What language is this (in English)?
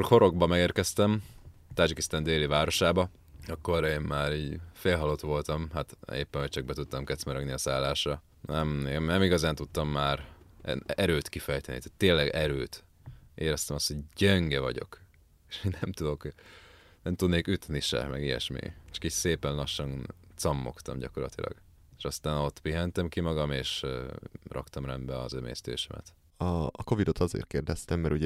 Hungarian